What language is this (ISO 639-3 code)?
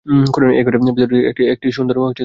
ben